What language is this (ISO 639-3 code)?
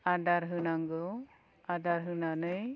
brx